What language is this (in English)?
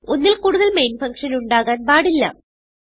Malayalam